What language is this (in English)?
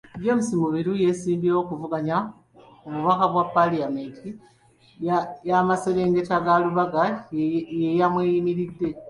Ganda